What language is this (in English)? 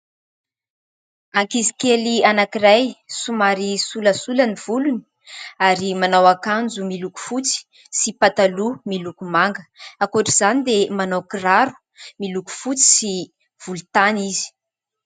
Malagasy